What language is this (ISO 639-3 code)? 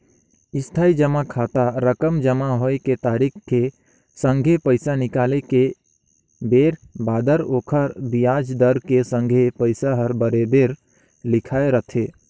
hne